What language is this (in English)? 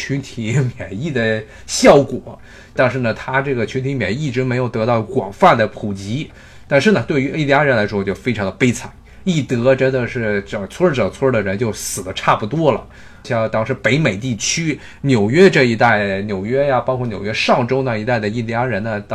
Chinese